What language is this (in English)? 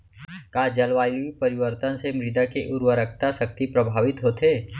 Chhattisgarhi